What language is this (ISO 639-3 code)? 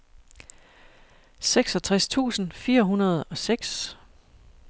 dan